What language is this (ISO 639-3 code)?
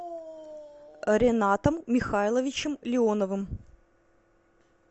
rus